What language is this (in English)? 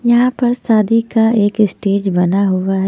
Hindi